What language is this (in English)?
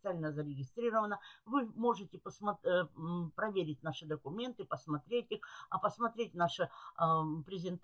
Russian